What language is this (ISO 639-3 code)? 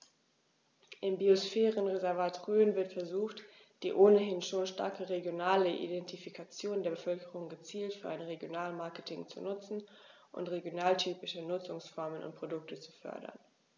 deu